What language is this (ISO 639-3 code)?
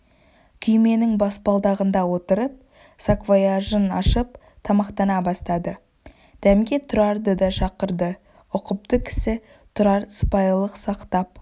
kaz